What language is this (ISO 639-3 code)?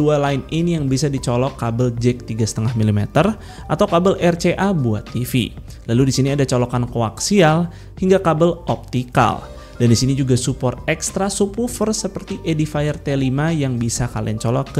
ind